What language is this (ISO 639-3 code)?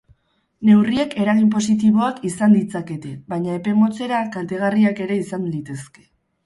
eus